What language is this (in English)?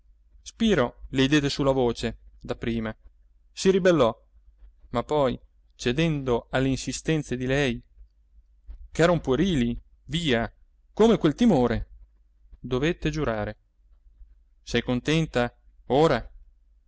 Italian